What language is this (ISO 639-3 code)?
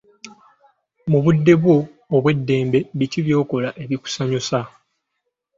lug